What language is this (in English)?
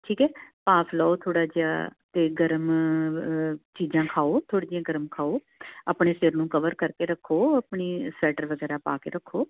Punjabi